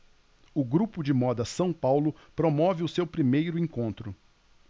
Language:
Portuguese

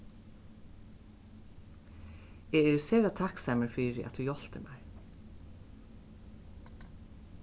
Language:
Faroese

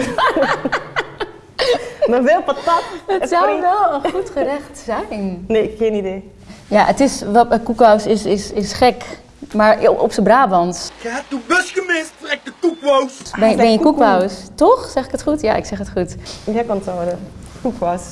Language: Dutch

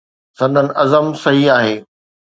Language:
Sindhi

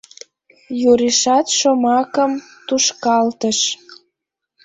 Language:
Mari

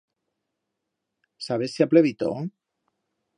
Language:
Aragonese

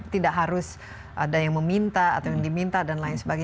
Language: Indonesian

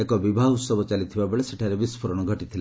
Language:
Odia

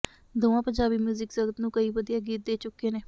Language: Punjabi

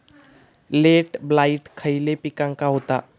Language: Marathi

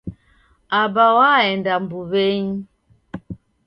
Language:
Taita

